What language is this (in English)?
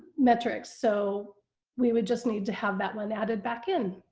English